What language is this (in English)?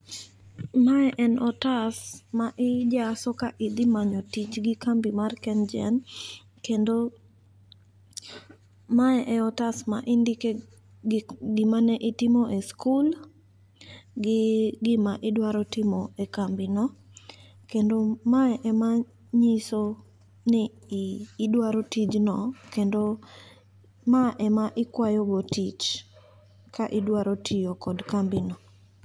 Luo (Kenya and Tanzania)